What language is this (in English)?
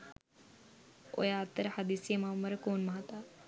Sinhala